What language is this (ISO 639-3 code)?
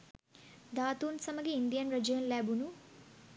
sin